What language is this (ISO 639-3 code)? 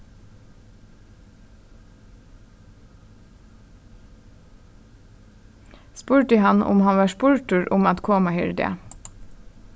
fao